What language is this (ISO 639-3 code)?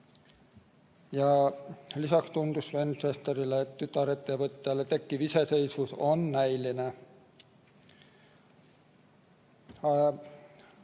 est